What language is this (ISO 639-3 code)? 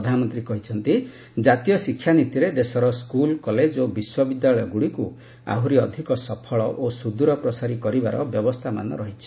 ori